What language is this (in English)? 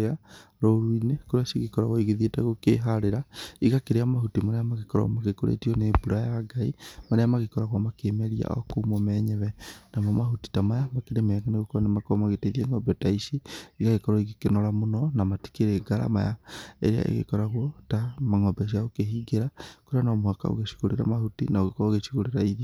Kikuyu